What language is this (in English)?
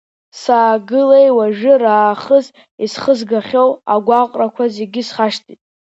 Abkhazian